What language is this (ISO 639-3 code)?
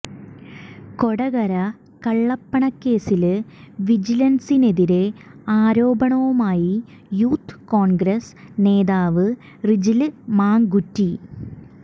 mal